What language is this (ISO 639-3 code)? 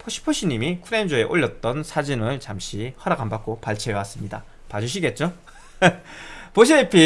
kor